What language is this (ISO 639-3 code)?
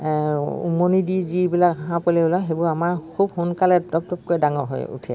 asm